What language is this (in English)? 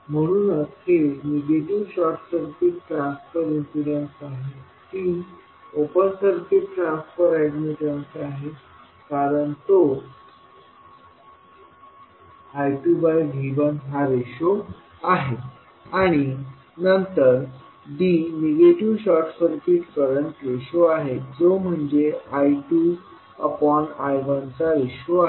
Marathi